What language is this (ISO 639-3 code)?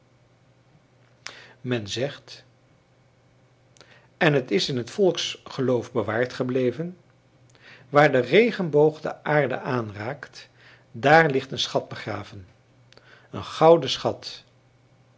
nld